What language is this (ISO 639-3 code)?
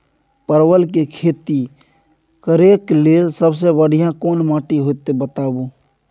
mai